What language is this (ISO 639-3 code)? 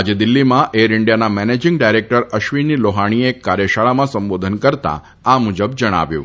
guj